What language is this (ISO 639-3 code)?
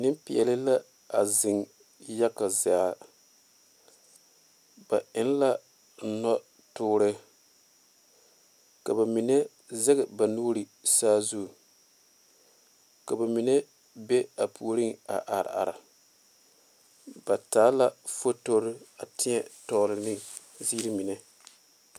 dga